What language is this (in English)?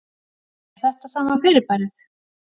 Icelandic